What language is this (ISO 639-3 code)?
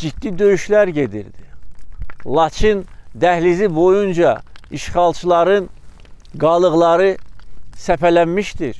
tur